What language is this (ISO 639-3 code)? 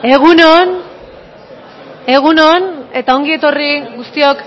eus